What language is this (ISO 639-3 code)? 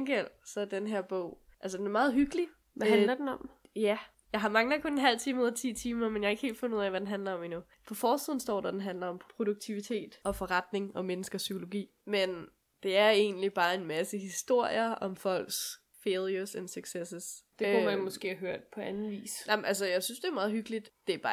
dan